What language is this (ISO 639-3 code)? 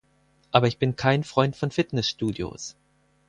deu